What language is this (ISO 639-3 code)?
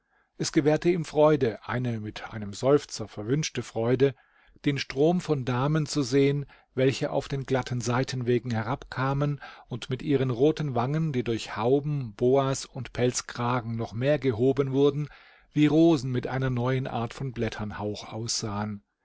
deu